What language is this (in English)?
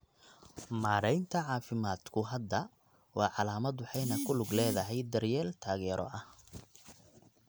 Somali